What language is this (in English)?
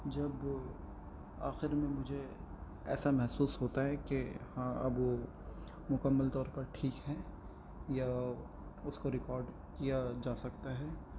Urdu